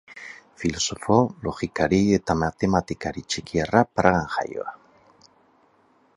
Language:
Basque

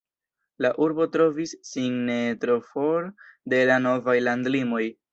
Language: Esperanto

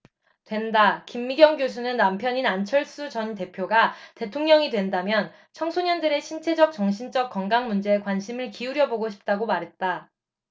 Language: Korean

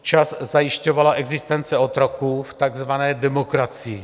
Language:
Czech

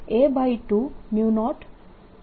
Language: Gujarati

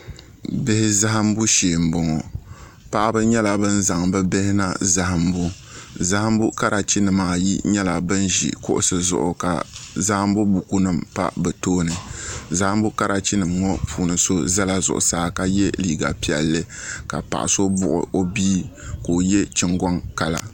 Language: Dagbani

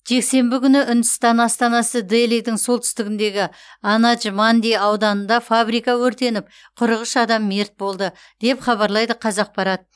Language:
Kazakh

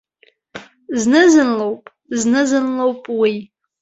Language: Abkhazian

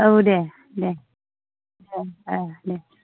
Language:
Bodo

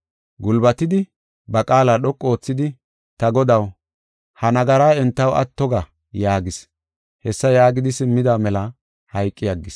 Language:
Gofa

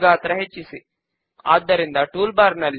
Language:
Telugu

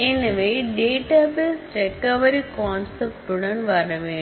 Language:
Tamil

